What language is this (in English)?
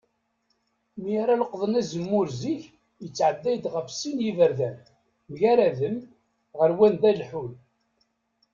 Kabyle